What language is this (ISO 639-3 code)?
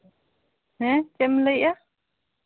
sat